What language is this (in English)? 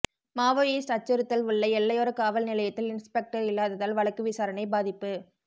Tamil